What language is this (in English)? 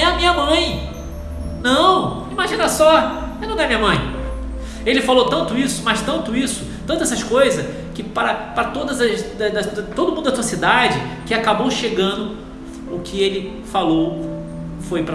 Portuguese